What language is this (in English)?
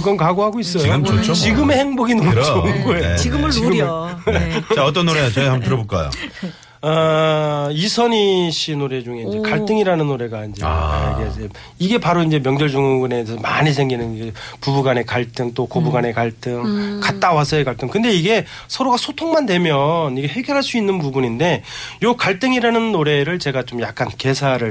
Korean